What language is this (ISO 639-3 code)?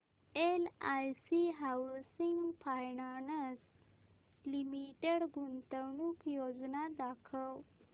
mar